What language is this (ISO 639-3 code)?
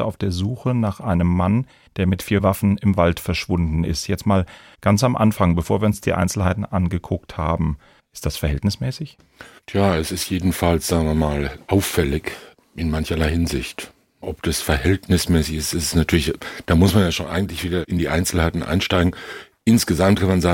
deu